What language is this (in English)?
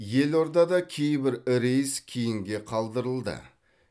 Kazakh